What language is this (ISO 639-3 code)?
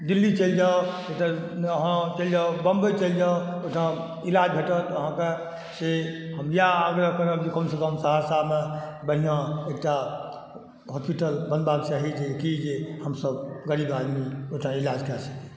mai